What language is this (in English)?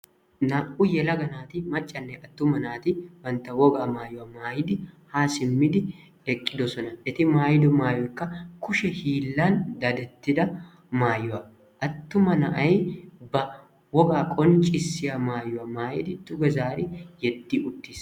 Wolaytta